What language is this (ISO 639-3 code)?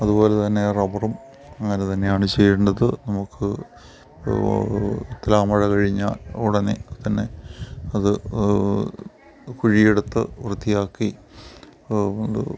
mal